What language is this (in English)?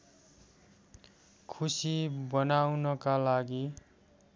Nepali